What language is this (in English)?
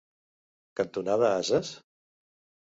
Catalan